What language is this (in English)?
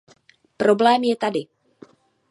Czech